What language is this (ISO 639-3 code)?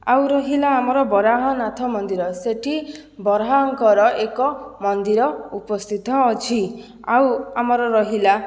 ori